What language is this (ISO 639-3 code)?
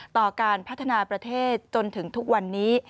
tha